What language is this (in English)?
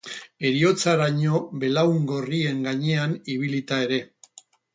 Basque